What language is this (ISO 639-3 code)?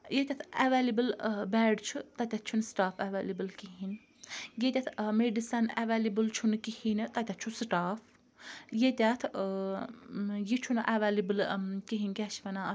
kas